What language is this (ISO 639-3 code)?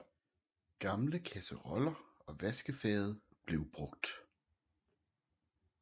dan